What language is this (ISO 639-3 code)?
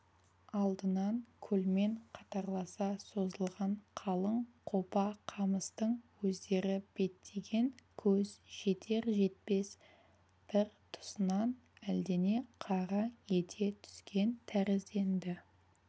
kaz